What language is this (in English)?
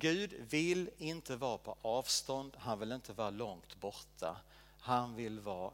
Swedish